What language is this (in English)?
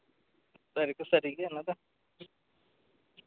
Santali